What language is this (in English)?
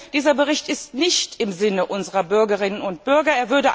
German